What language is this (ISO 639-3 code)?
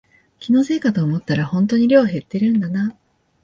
jpn